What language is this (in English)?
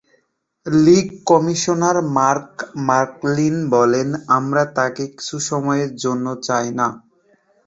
Bangla